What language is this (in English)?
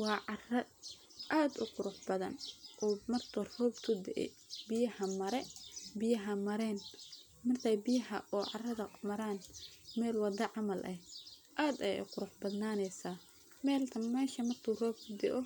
Somali